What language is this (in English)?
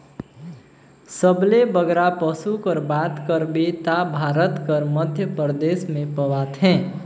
Chhattisgarhi